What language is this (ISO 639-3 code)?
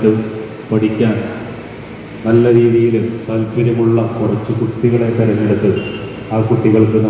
mal